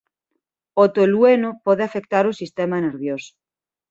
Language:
Galician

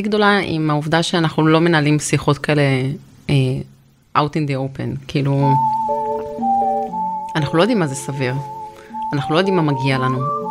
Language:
Hebrew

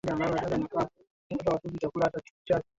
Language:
Swahili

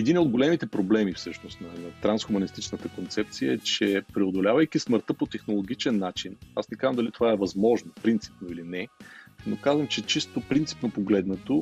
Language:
Bulgarian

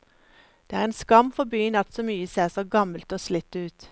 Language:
Norwegian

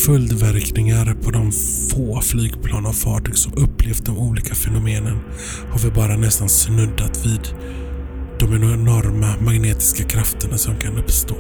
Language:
Swedish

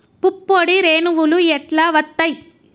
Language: Telugu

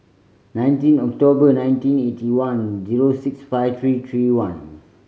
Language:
English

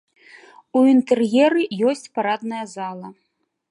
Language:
Belarusian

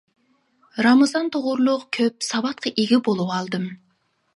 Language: Uyghur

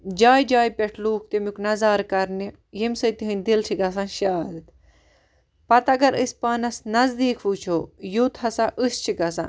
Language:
Kashmiri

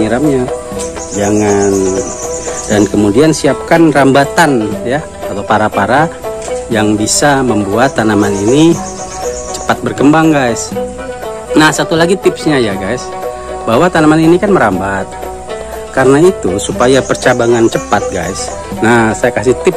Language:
Indonesian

